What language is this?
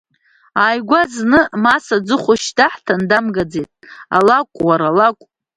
Abkhazian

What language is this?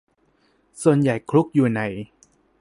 Thai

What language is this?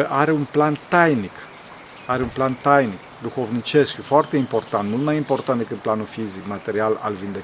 Romanian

